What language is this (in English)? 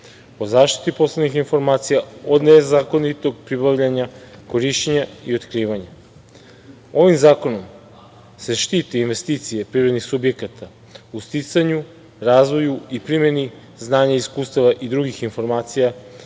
Serbian